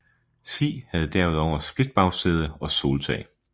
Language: Danish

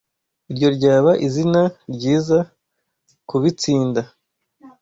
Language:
Kinyarwanda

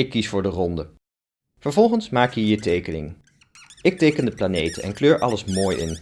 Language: Dutch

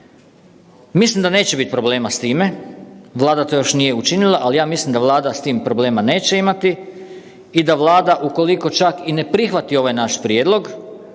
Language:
Croatian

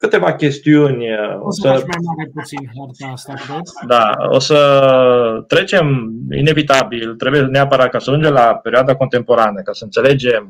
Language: Romanian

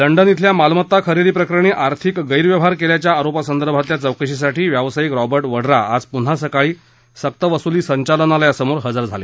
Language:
Marathi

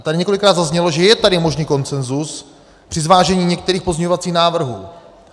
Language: Czech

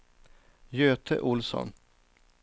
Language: Swedish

